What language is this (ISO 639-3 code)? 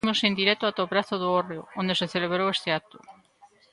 glg